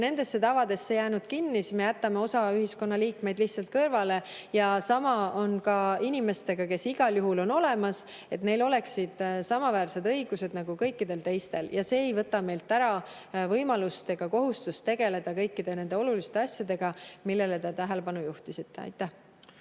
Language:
Estonian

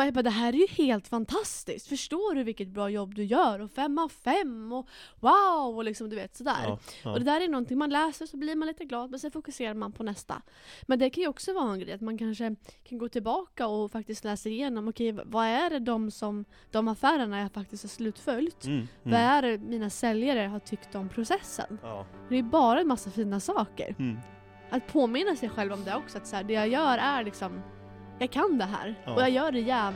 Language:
Swedish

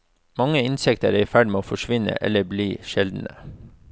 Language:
Norwegian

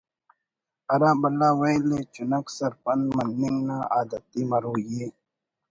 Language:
Brahui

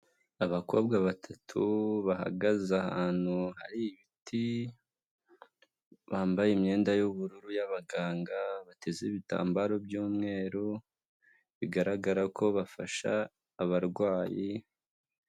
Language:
Kinyarwanda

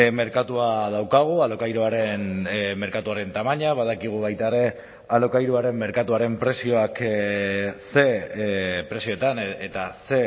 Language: Basque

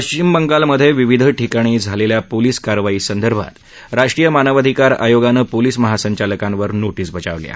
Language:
Marathi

